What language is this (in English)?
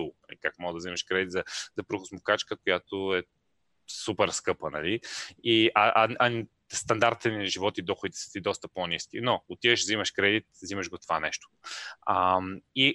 Bulgarian